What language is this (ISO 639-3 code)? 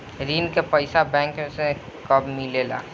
bho